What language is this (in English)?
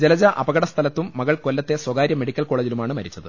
Malayalam